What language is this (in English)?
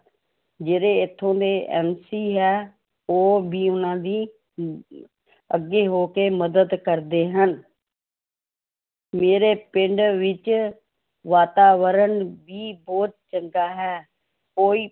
Punjabi